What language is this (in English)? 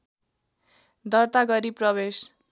Nepali